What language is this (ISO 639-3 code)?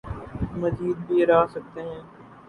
urd